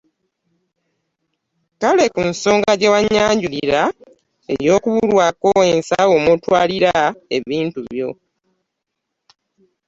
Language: Ganda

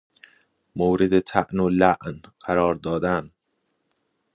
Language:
Persian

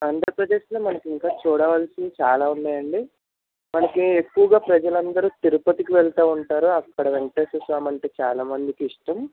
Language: Telugu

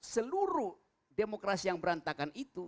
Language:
Indonesian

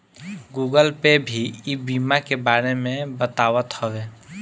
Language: Bhojpuri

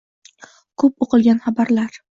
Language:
Uzbek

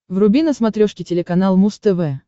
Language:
Russian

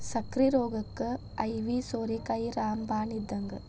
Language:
Kannada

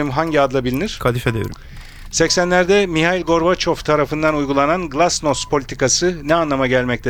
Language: Turkish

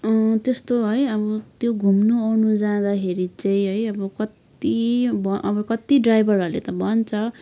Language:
Nepali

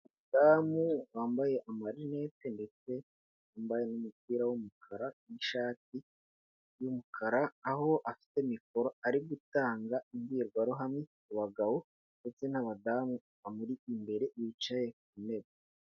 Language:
Kinyarwanda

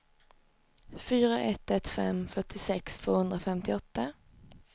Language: Swedish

